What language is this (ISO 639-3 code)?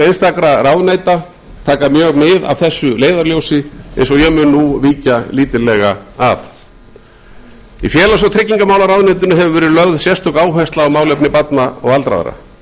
isl